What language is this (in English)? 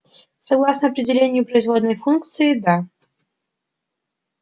Russian